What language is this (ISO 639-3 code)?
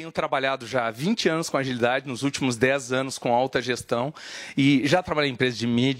por